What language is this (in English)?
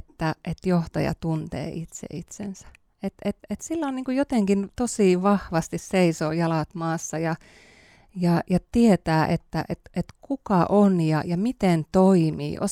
Finnish